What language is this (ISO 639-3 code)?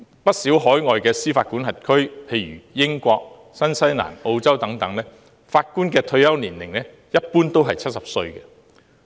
yue